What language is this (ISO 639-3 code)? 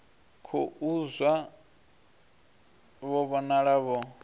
ven